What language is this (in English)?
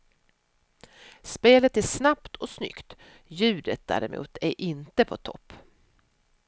Swedish